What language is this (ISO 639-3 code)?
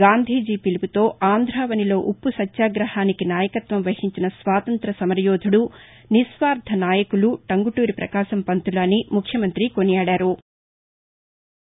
tel